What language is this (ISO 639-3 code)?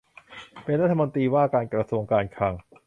tha